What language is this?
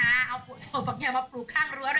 Thai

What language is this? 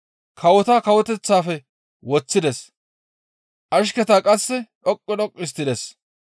Gamo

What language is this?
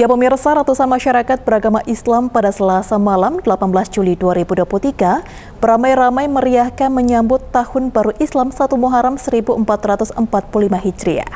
Indonesian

